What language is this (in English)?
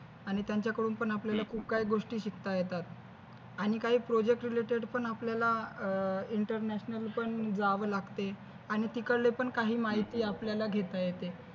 Marathi